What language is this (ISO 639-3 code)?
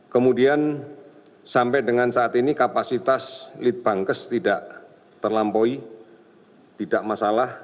ind